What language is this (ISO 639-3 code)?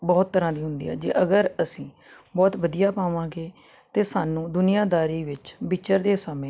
pan